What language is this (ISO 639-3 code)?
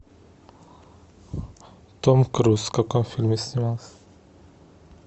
rus